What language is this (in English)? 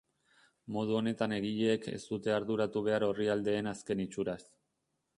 Basque